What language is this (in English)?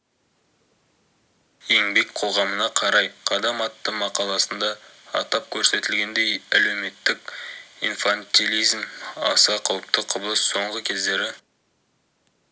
Kazakh